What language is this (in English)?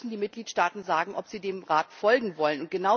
German